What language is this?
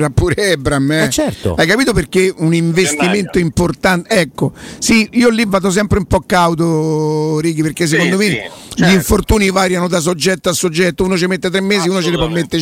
Italian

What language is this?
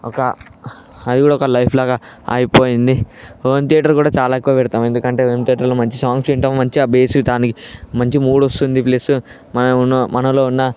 Telugu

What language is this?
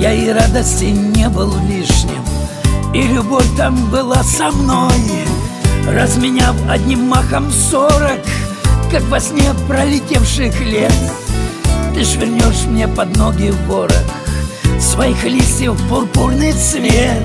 Russian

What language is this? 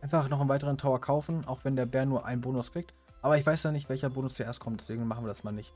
German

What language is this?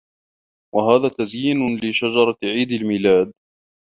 Arabic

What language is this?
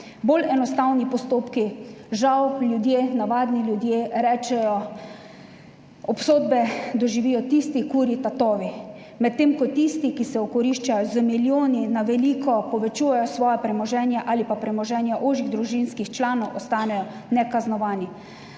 Slovenian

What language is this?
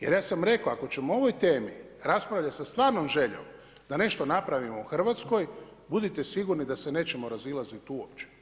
Croatian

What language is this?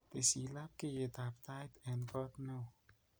Kalenjin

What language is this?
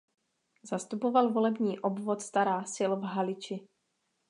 Czech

